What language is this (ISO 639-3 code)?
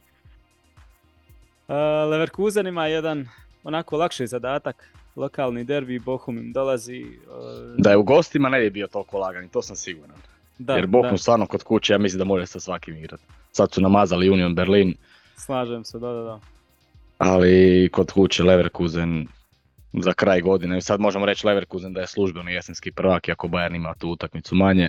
hrv